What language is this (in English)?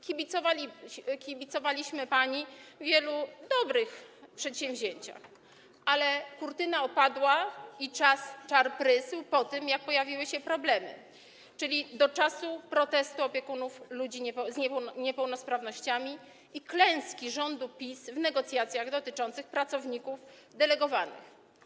Polish